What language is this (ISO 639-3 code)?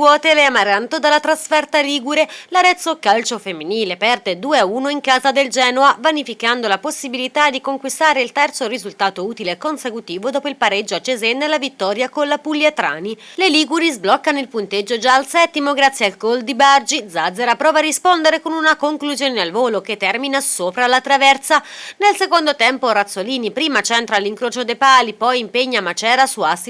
ita